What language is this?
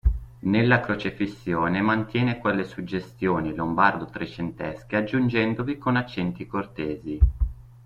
Italian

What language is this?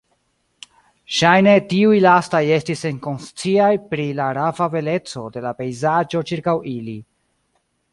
Esperanto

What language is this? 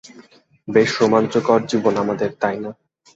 Bangla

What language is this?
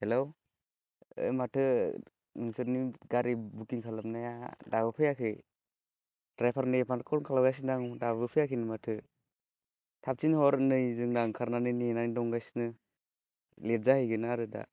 Bodo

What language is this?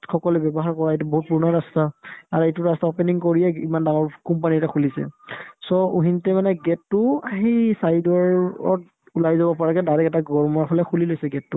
Assamese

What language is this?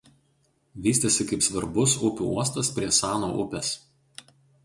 Lithuanian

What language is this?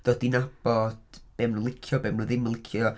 Welsh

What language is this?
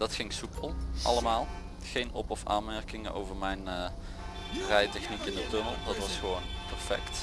Dutch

